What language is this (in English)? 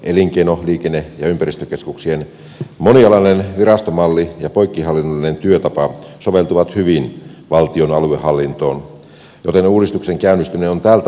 Finnish